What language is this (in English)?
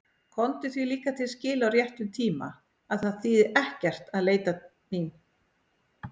Icelandic